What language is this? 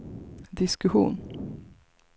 Swedish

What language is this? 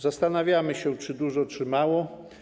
Polish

